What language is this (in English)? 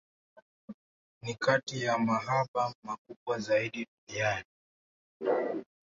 Swahili